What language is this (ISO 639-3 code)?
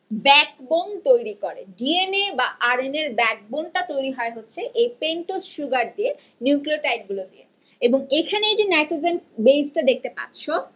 ben